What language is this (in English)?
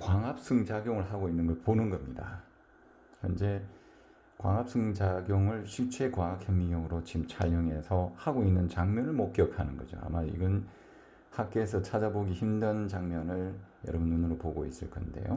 Korean